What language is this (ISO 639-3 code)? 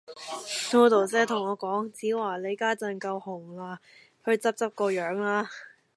yue